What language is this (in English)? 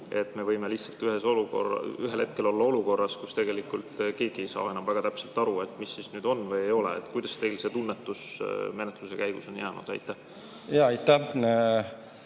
Estonian